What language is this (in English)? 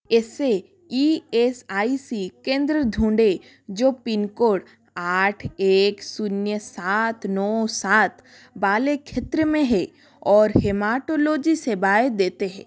Hindi